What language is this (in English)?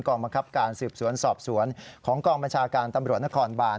Thai